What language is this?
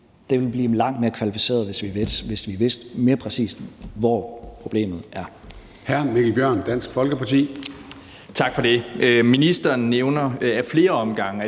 Danish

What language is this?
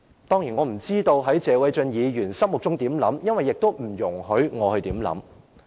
Cantonese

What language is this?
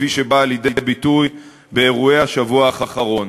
Hebrew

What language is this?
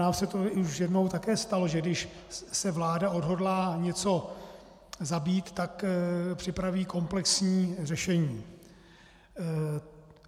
Czech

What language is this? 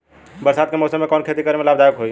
Bhojpuri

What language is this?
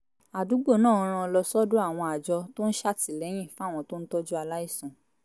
Yoruba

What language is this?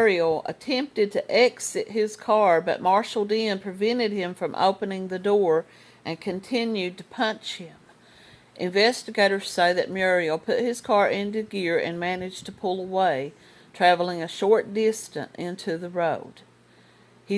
English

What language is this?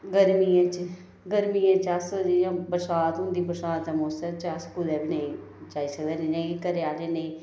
Dogri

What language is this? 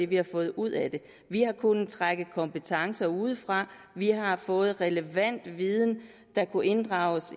Danish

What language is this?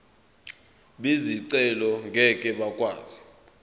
Zulu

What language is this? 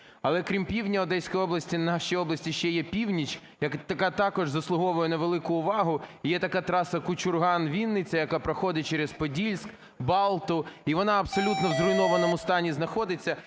Ukrainian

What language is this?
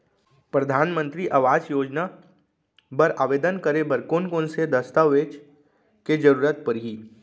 Chhattisgarhi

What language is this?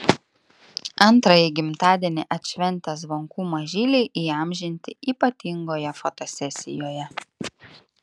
Lithuanian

